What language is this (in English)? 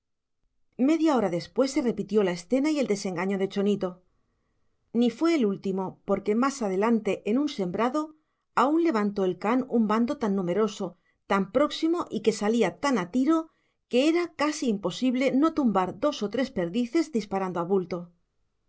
Spanish